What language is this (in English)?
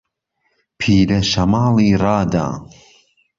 Central Kurdish